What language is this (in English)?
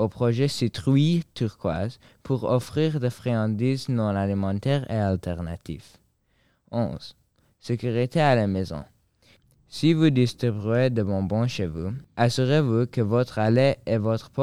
French